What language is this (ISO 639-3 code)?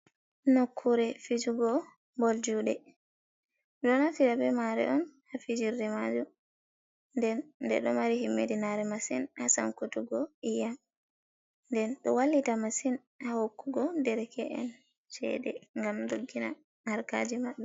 ful